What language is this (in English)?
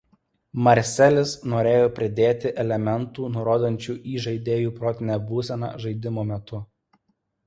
Lithuanian